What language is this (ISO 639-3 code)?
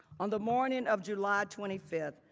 eng